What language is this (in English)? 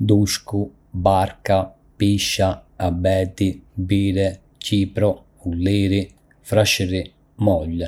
Arbëreshë Albanian